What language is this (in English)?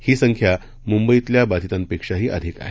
Marathi